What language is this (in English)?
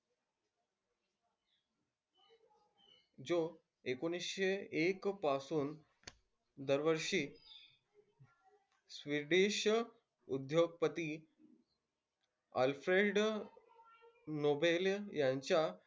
Marathi